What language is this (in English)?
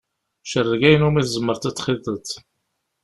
Kabyle